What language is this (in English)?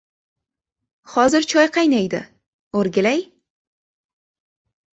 Uzbek